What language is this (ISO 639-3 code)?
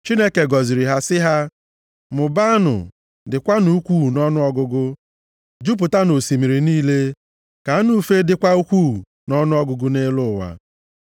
ibo